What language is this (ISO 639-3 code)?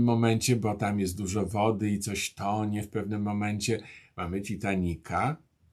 pol